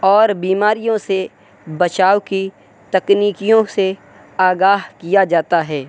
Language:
Urdu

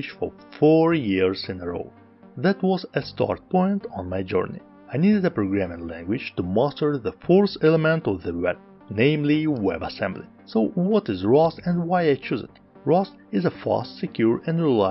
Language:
English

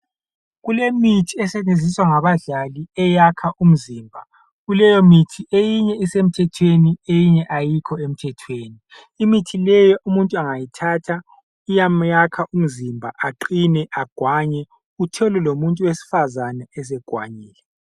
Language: North Ndebele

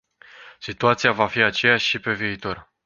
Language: Romanian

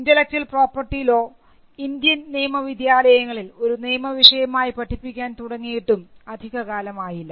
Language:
Malayalam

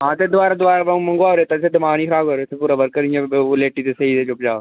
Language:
Dogri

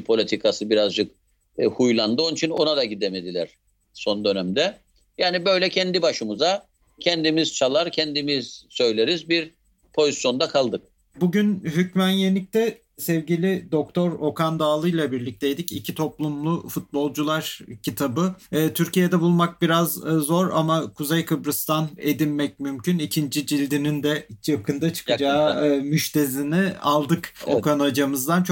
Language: Turkish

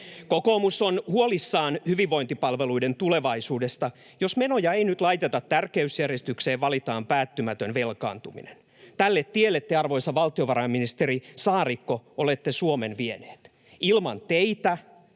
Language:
Finnish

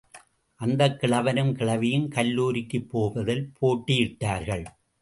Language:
Tamil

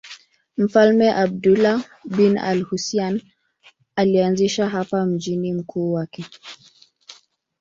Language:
Swahili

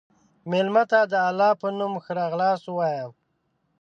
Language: Pashto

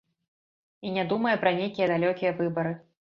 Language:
Belarusian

